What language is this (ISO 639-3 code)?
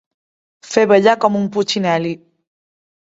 cat